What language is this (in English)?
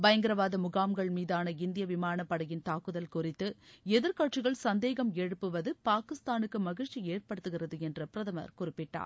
Tamil